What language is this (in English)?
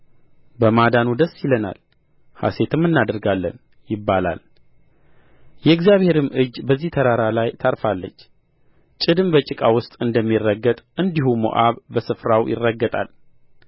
Amharic